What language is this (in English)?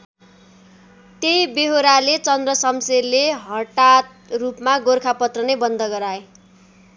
Nepali